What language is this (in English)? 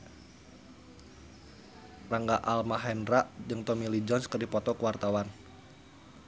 Sundanese